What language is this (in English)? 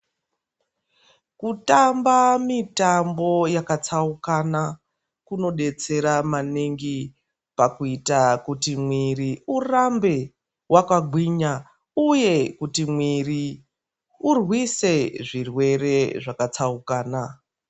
Ndau